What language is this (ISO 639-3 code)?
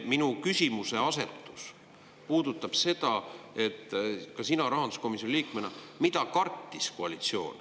est